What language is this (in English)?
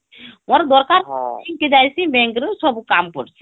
Odia